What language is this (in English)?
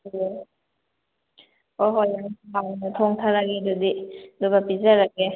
Manipuri